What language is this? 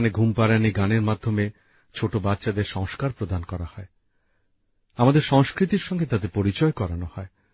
Bangla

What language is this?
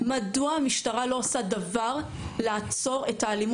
Hebrew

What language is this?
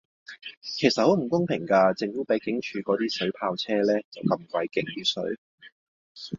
Cantonese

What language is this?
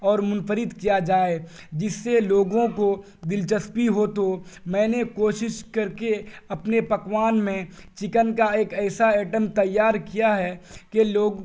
Urdu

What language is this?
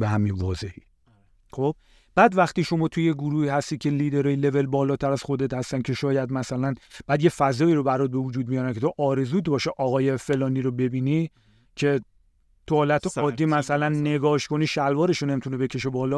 Persian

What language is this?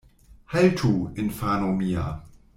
Esperanto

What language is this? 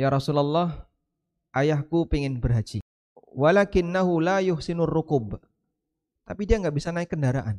Indonesian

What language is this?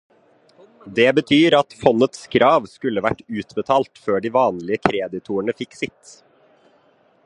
Norwegian Bokmål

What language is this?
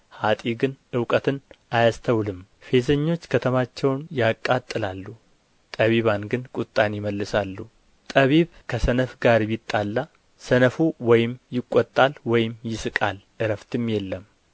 Amharic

